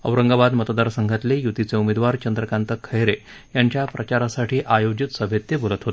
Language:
Marathi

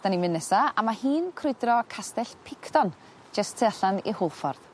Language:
Welsh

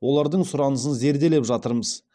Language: Kazakh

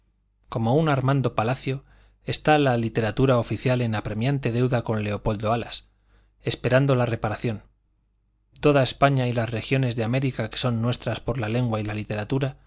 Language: Spanish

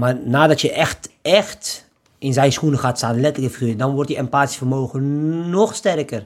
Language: Dutch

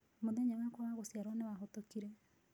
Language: Kikuyu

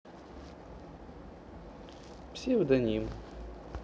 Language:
Russian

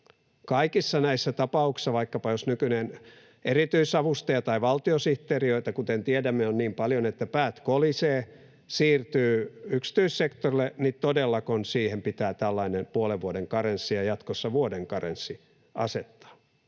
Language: Finnish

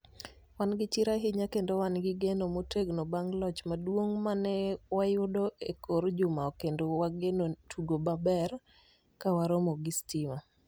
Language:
Luo (Kenya and Tanzania)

